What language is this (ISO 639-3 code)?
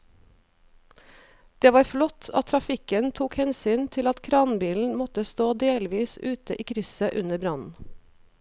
nor